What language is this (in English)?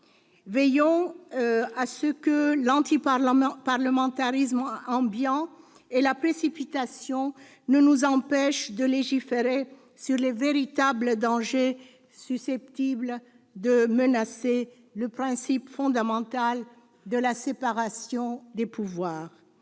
French